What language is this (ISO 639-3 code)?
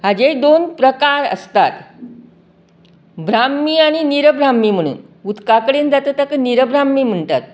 kok